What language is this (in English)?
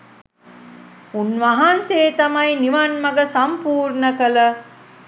Sinhala